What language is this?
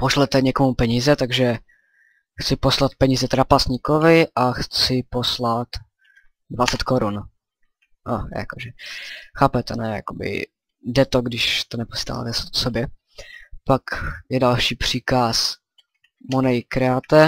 Czech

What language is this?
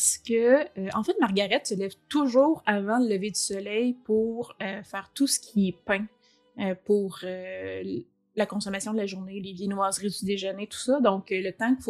French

